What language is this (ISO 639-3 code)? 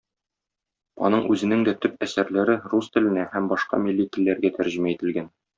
tat